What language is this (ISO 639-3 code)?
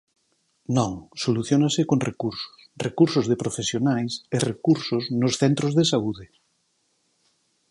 glg